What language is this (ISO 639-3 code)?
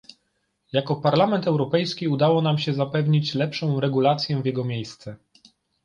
pol